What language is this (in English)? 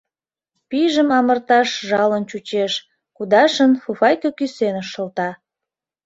Mari